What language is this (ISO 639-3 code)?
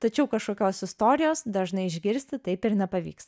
lit